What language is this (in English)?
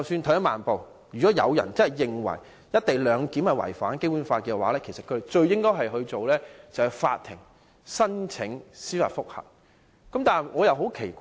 Cantonese